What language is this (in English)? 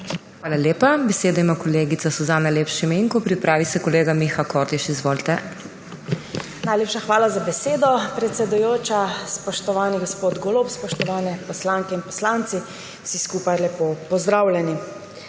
Slovenian